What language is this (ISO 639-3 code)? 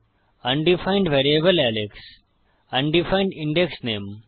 ben